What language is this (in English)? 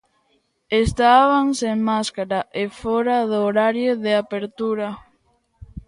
Galician